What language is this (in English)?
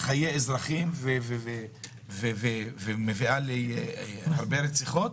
Hebrew